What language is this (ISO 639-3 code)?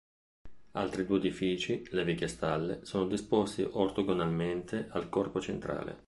ita